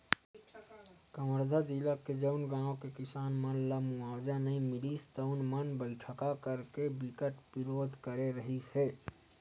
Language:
Chhattisgarhi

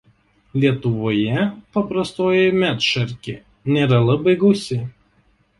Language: Lithuanian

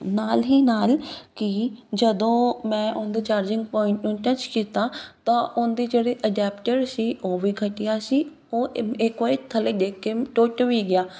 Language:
Punjabi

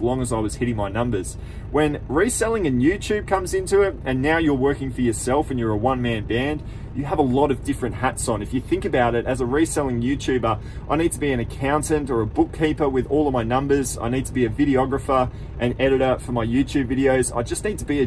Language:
English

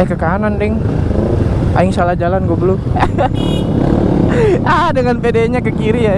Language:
Indonesian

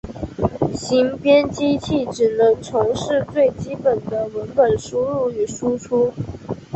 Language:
Chinese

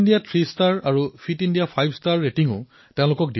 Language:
Assamese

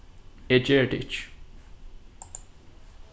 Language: Faroese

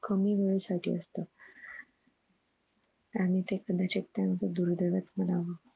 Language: Marathi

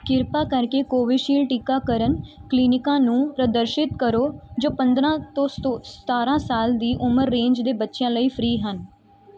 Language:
Punjabi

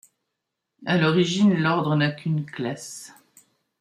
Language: French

